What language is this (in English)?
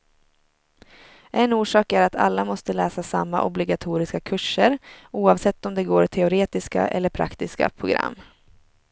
Swedish